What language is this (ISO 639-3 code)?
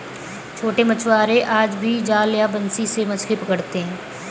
hin